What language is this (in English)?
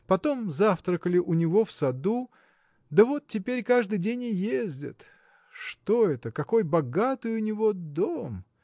Russian